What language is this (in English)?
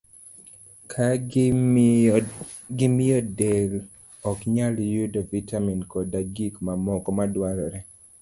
Luo (Kenya and Tanzania)